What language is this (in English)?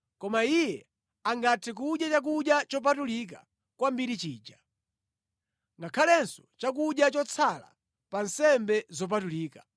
Nyanja